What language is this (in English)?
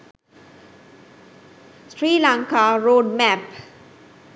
Sinhala